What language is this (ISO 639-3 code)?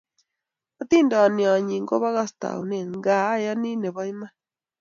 kln